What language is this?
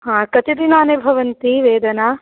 Sanskrit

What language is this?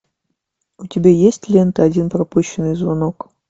Russian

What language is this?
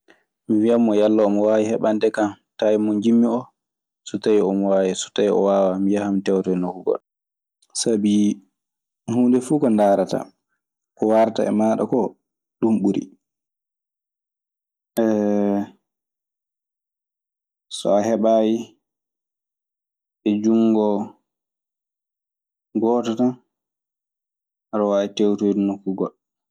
Maasina Fulfulde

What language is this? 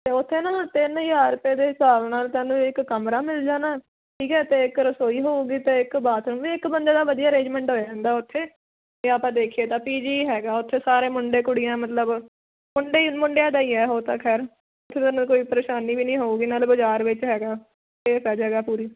Punjabi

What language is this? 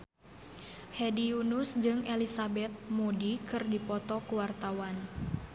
Sundanese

